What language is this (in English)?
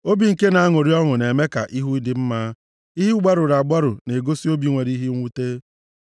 Igbo